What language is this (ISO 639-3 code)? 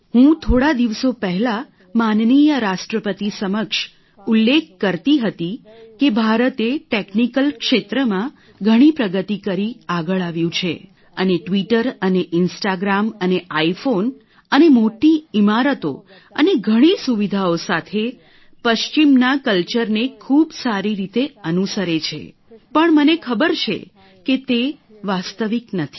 guj